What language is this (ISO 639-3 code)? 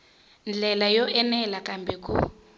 tso